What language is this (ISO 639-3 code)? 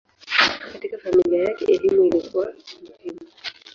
swa